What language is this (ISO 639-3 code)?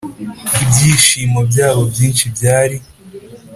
kin